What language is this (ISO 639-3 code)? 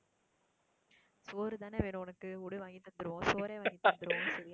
tam